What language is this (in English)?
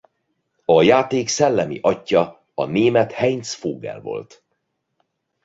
Hungarian